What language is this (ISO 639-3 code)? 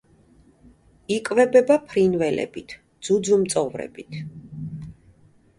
kat